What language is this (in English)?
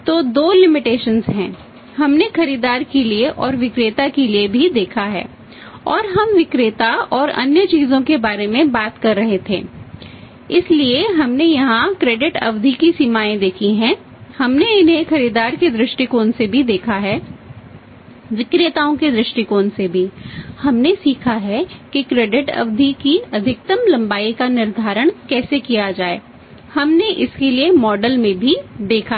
Hindi